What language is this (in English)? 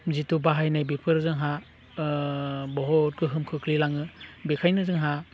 Bodo